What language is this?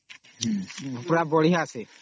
Odia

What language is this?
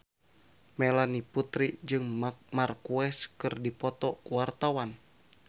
Sundanese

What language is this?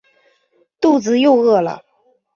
Chinese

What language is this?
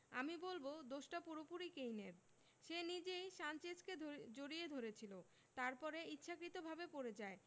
Bangla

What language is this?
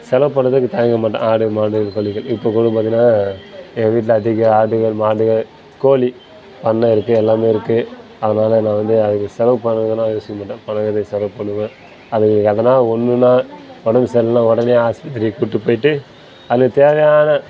Tamil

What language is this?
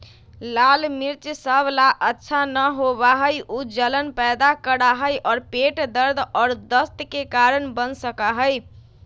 Magahi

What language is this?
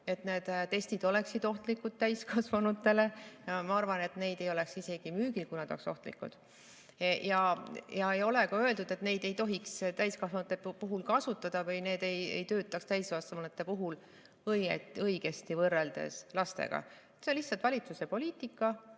Estonian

